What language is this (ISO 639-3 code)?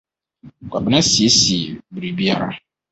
aka